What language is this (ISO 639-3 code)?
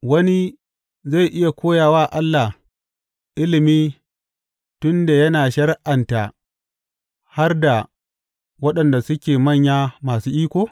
hau